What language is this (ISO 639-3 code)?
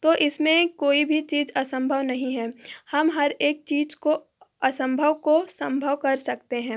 hin